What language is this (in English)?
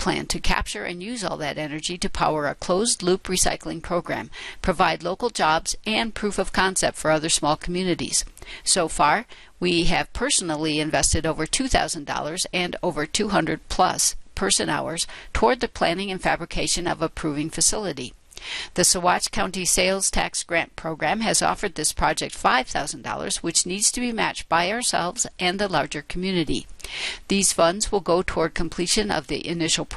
English